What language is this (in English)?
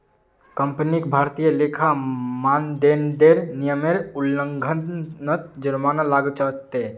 Magahi